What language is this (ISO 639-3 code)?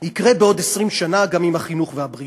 heb